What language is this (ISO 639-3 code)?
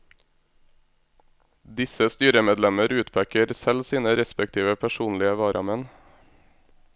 nor